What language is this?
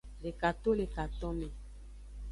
Aja (Benin)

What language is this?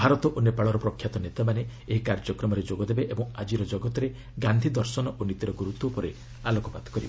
Odia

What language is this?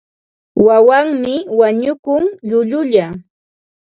Ambo-Pasco Quechua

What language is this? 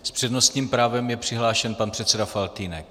Czech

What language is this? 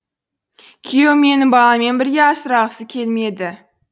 Kazakh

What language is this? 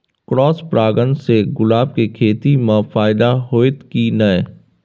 Maithili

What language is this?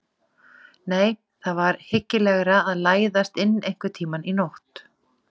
Icelandic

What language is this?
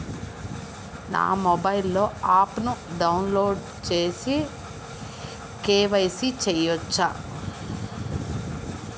Telugu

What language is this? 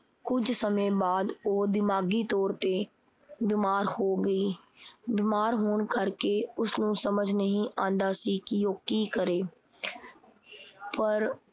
Punjabi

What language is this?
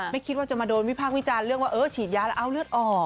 Thai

